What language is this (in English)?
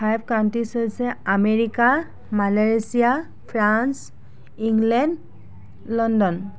Assamese